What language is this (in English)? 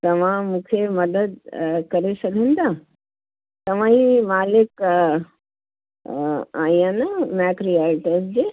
Sindhi